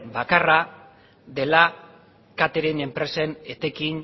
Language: Basque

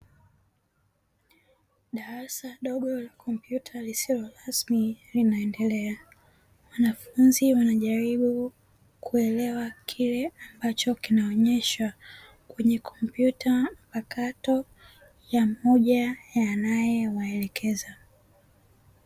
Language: Swahili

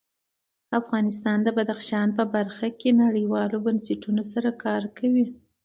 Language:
Pashto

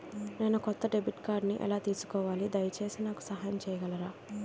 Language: Telugu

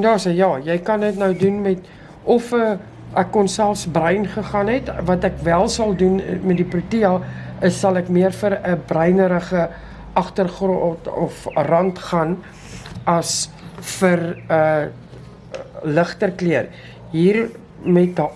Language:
Dutch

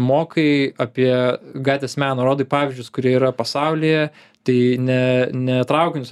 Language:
Lithuanian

